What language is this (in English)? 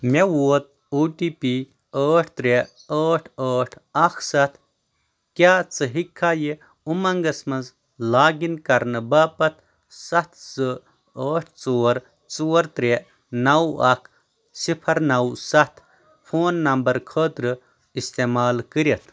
Kashmiri